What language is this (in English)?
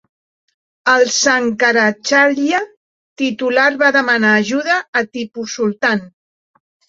Catalan